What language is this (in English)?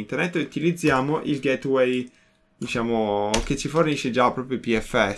Italian